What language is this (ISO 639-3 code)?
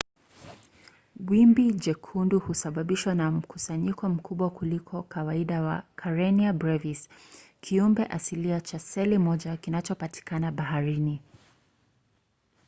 swa